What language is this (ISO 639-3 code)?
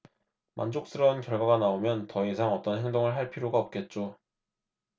kor